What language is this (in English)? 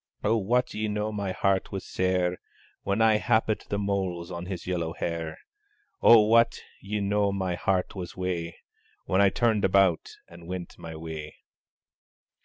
English